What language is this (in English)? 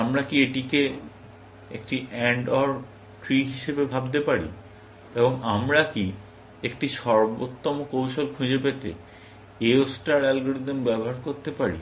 Bangla